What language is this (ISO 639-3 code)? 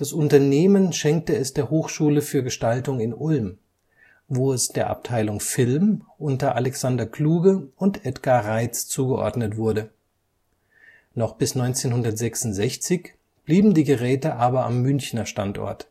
deu